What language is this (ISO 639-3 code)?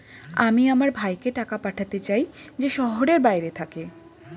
ben